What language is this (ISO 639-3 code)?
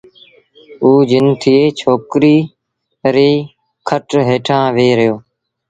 sbn